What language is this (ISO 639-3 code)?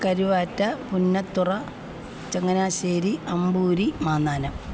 mal